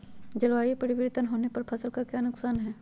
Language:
Magahi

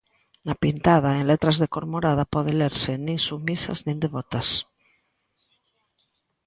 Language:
Galician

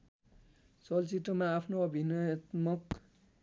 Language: Nepali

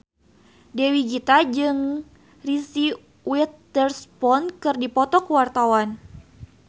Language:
Sundanese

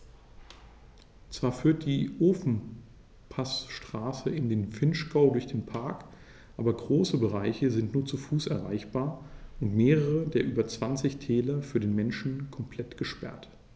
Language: German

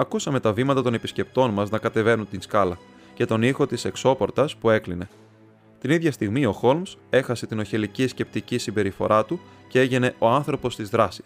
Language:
Greek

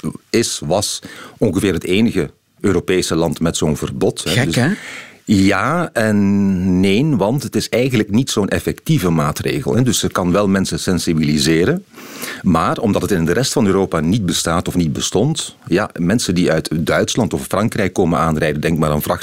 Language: Dutch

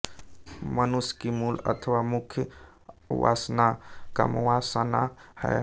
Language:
Hindi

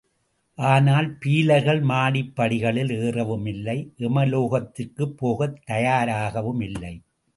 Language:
Tamil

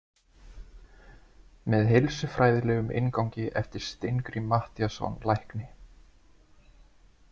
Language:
Icelandic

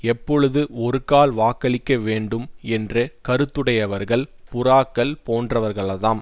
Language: Tamil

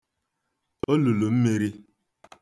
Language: Igbo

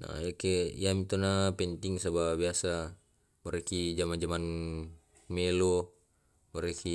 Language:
Tae'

